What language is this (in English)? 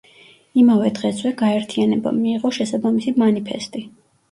Georgian